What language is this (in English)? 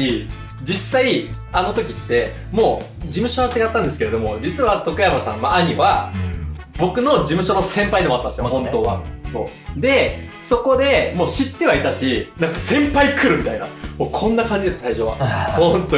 Japanese